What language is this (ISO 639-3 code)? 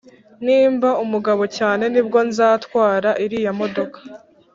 kin